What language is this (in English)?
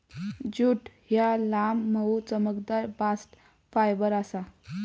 Marathi